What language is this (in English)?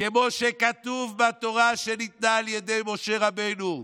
Hebrew